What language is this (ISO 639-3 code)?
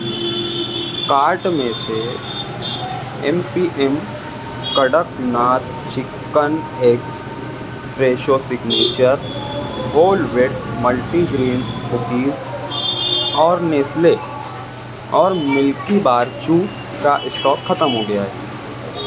urd